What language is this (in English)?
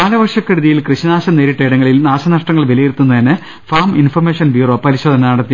Malayalam